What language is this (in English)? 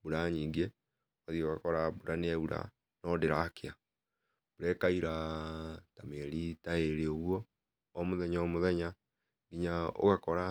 Kikuyu